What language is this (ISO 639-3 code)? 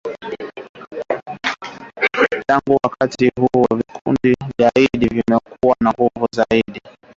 swa